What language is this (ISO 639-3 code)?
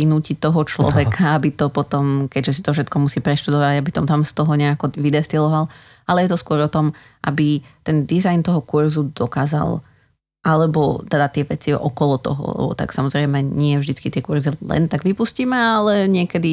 slk